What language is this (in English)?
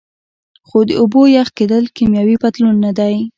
Pashto